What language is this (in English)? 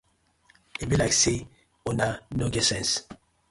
Nigerian Pidgin